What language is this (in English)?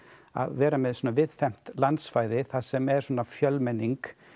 Icelandic